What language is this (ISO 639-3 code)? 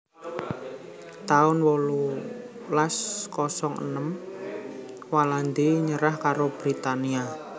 jav